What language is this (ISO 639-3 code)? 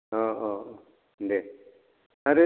brx